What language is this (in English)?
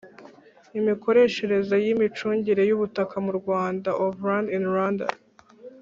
Kinyarwanda